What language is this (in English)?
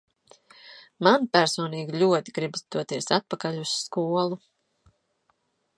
Latvian